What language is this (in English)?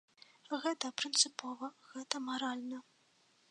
Belarusian